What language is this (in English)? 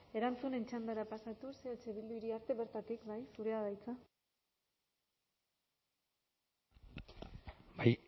Basque